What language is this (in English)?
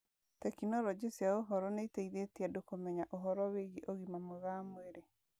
Kikuyu